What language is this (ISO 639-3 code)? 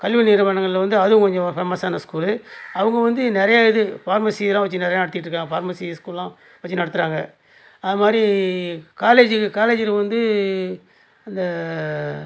tam